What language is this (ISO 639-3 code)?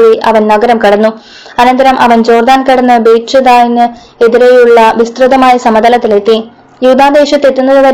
mal